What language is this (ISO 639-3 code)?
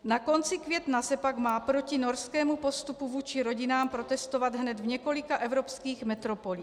ces